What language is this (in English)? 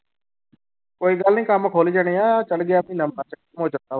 Punjabi